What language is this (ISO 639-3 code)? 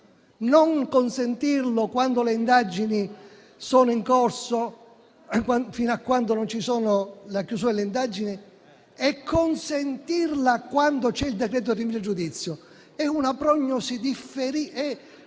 ita